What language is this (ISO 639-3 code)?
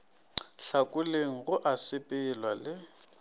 nso